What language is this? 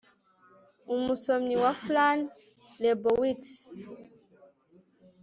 Kinyarwanda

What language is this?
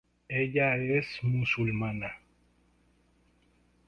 Spanish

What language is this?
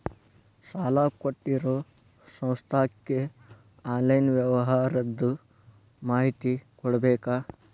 Kannada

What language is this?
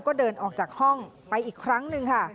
Thai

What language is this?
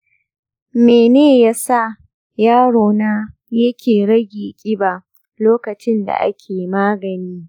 Hausa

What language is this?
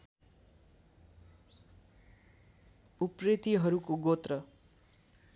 Nepali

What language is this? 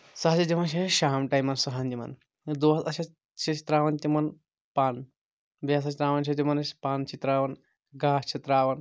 Kashmiri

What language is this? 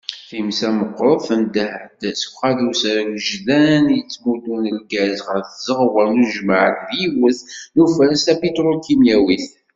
Kabyle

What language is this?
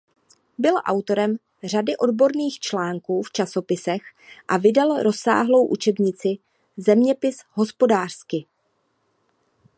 Czech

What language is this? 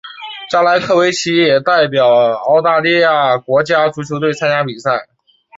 Chinese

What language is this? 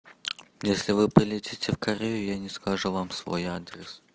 Russian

